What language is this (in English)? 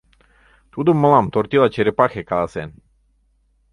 Mari